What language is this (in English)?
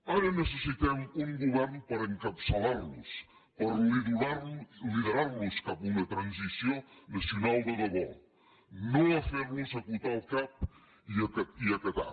Catalan